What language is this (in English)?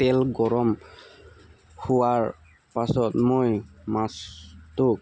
Assamese